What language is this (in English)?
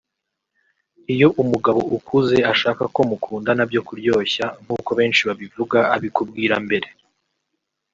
Kinyarwanda